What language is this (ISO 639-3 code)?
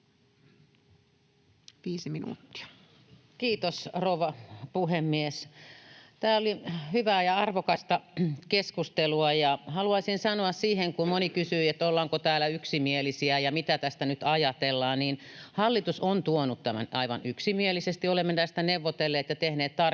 fin